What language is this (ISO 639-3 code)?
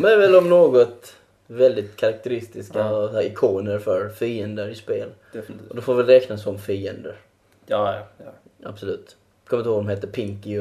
swe